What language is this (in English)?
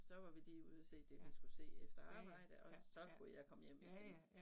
Danish